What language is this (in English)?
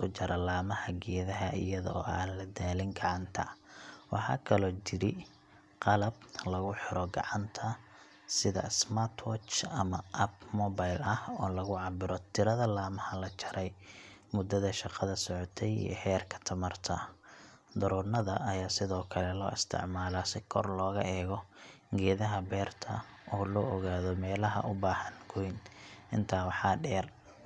Somali